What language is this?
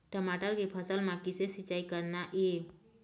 Chhattisgarhi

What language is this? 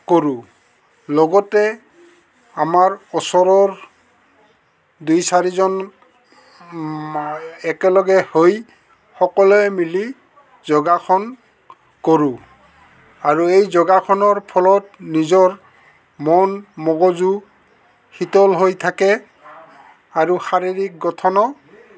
Assamese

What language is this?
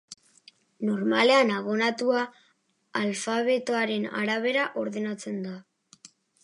Basque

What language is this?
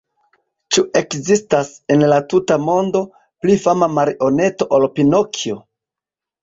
Esperanto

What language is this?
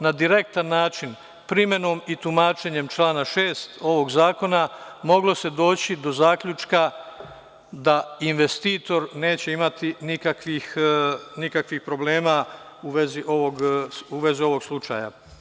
Serbian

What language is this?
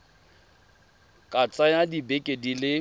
Tswana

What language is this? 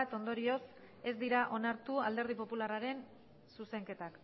Basque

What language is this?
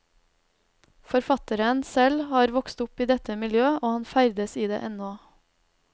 Norwegian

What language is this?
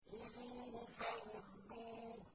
Arabic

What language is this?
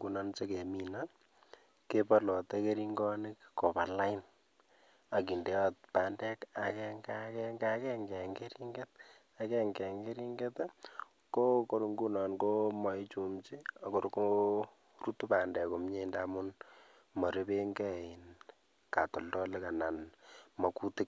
Kalenjin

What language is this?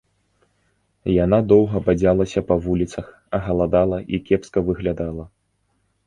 Belarusian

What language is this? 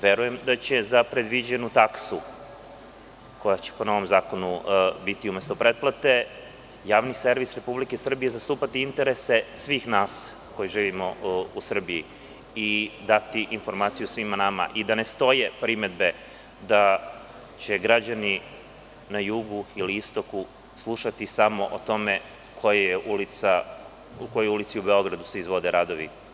Serbian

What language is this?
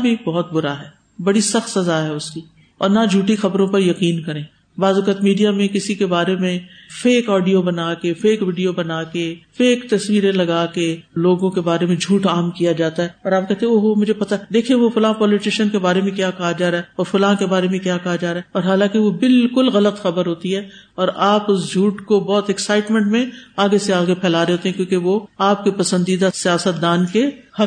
Urdu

